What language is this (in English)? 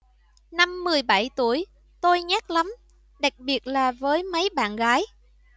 Vietnamese